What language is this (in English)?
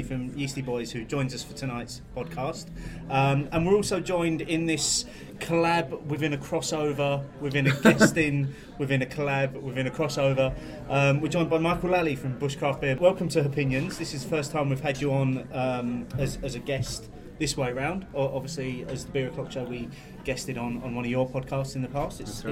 English